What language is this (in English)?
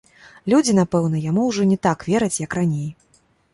Belarusian